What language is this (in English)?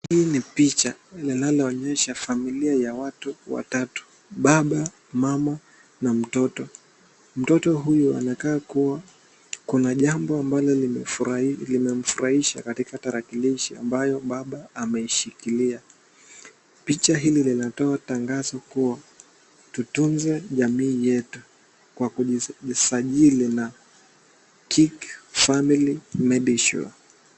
Swahili